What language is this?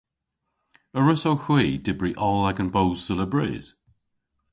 Cornish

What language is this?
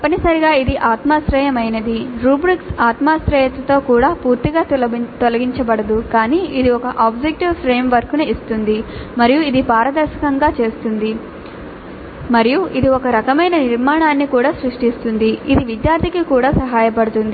Telugu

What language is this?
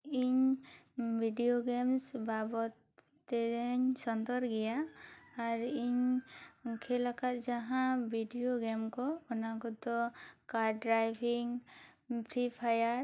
Santali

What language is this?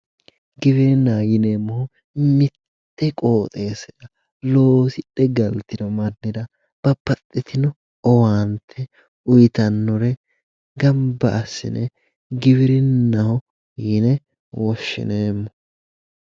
Sidamo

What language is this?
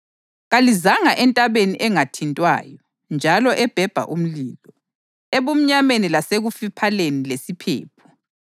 North Ndebele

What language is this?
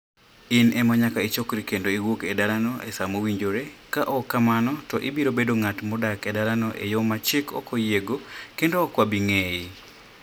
Luo (Kenya and Tanzania)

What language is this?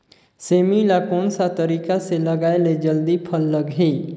Chhattisgarhi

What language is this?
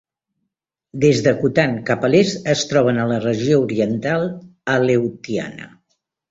Catalan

